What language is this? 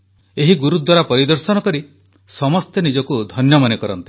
Odia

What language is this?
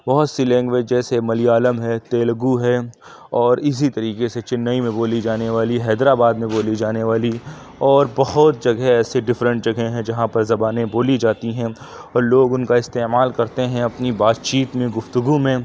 Urdu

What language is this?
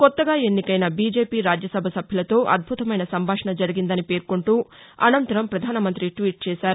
Telugu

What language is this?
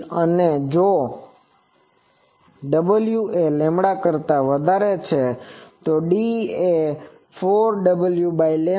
Gujarati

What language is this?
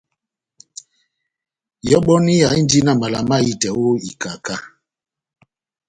Batanga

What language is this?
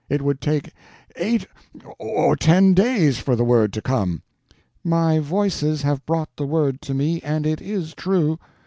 English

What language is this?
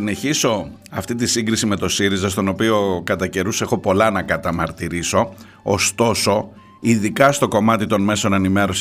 Greek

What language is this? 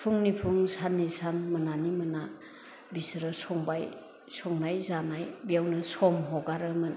Bodo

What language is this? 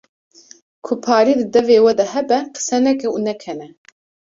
Kurdish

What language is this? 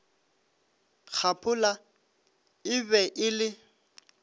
Northern Sotho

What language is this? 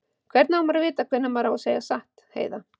Icelandic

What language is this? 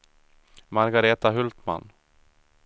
Swedish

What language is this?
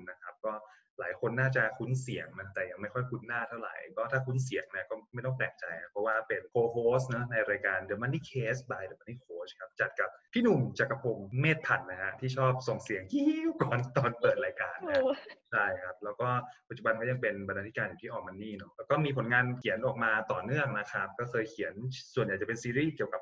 Thai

